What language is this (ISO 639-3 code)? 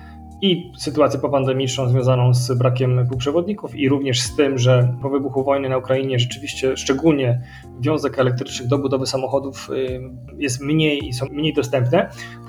pol